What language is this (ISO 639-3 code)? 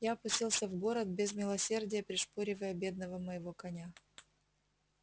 rus